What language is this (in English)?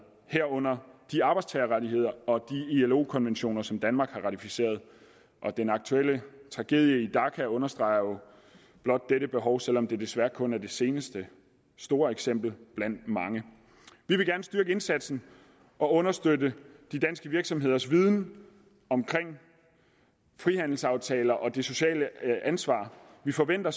Danish